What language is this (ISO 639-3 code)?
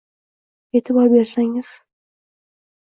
uzb